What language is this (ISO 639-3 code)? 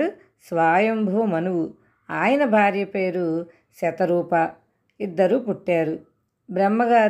tel